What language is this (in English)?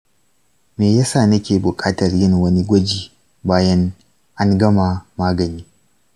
Hausa